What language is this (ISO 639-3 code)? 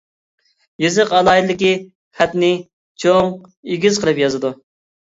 uig